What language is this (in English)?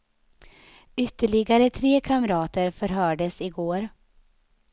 Swedish